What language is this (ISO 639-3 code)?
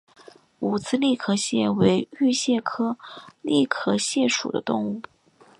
zho